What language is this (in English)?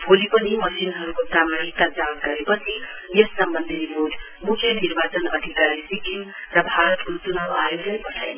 Nepali